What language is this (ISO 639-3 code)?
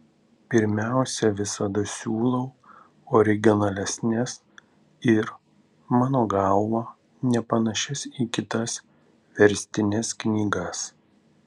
lit